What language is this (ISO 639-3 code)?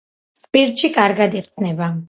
kat